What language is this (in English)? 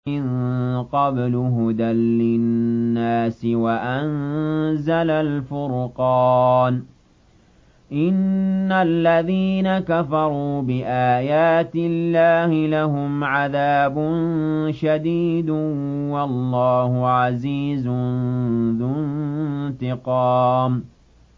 Arabic